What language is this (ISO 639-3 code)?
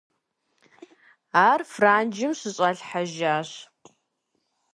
kbd